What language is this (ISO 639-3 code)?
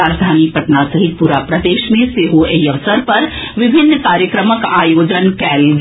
mai